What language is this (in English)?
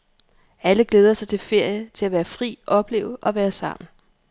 Danish